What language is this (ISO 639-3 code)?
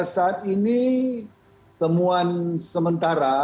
ind